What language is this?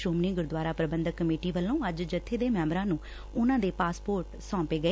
Punjabi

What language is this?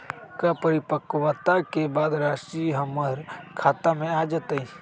Magahi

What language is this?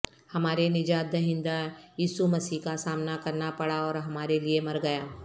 Urdu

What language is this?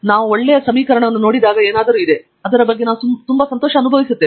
Kannada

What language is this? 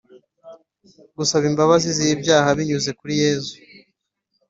Kinyarwanda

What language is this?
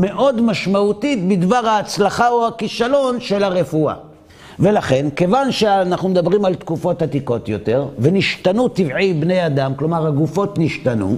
Hebrew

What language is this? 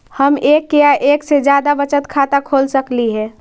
Magahi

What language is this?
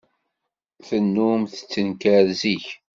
Kabyle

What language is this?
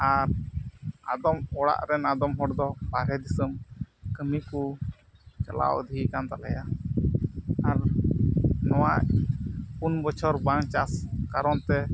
Santali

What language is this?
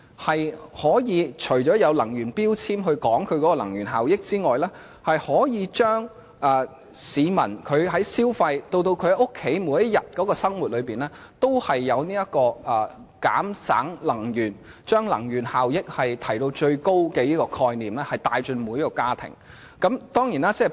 Cantonese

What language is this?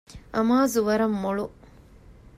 Divehi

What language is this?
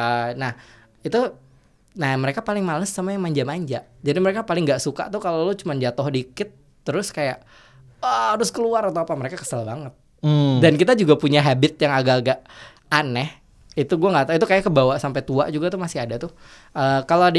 Indonesian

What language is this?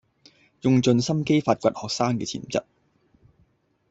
Cantonese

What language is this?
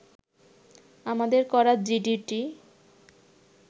Bangla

